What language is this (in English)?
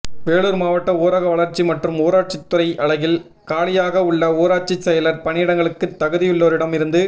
Tamil